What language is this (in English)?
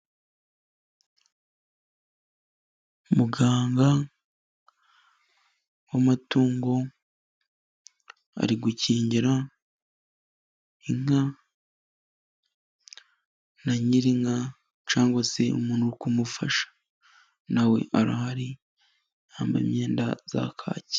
Kinyarwanda